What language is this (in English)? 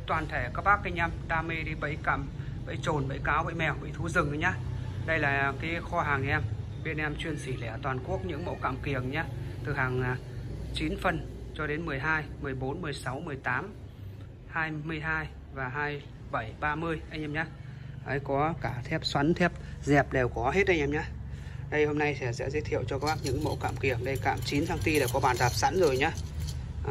Vietnamese